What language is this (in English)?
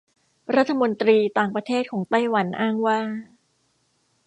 Thai